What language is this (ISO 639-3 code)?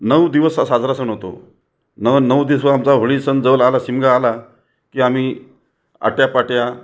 mar